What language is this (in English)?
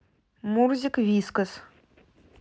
Russian